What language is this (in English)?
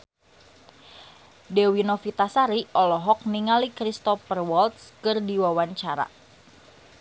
Sundanese